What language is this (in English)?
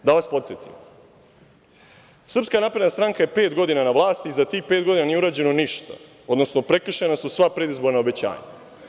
Serbian